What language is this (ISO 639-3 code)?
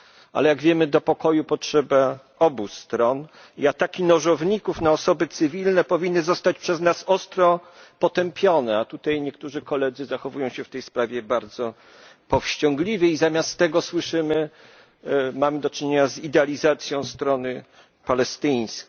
pol